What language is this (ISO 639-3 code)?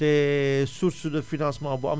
wol